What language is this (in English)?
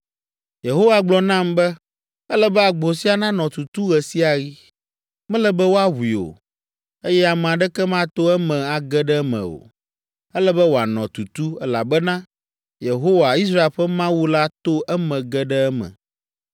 Ewe